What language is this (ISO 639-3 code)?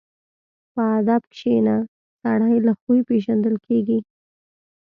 pus